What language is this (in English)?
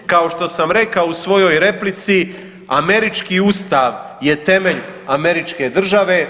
Croatian